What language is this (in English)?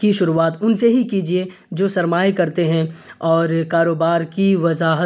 Urdu